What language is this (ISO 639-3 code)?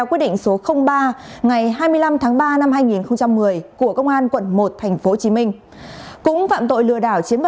vie